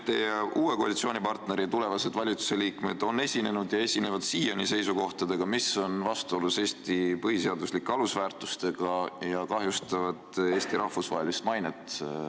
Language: Estonian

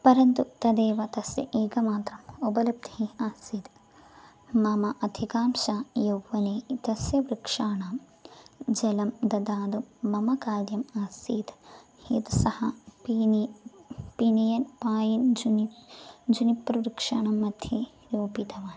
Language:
Sanskrit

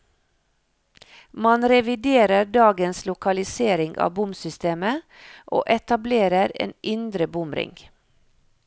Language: Norwegian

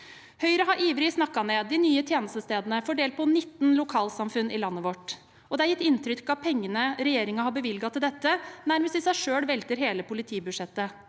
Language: Norwegian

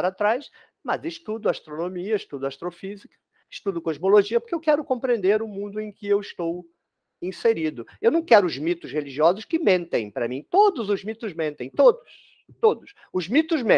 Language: Portuguese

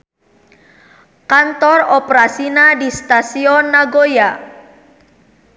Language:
Sundanese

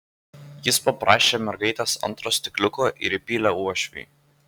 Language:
Lithuanian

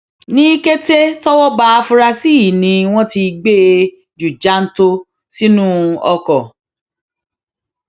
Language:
Yoruba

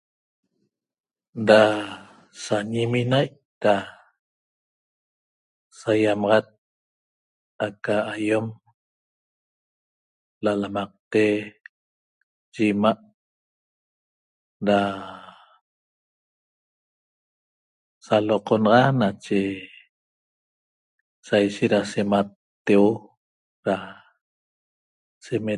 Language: Toba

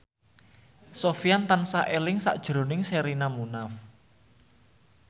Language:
Javanese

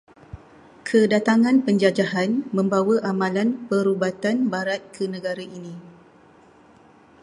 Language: Malay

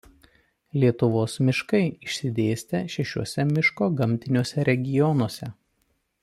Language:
Lithuanian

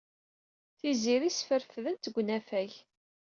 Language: Kabyle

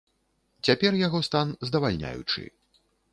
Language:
Belarusian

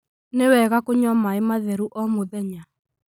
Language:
Kikuyu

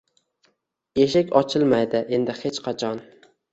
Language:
Uzbek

